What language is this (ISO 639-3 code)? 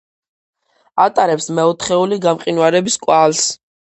kat